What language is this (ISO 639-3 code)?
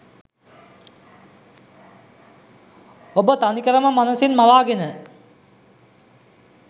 sin